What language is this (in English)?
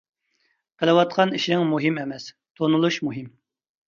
Uyghur